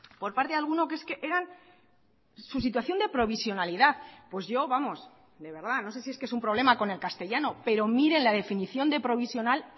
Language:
Spanish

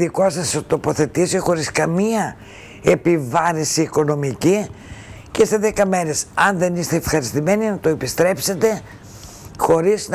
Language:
Greek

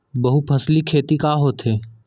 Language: Chhattisgarhi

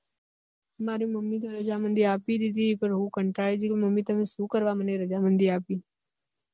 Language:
Gujarati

